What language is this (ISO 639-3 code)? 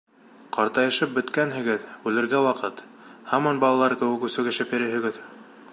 bak